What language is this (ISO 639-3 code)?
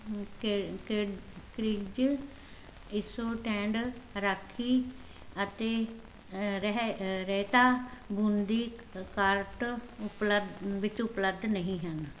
pan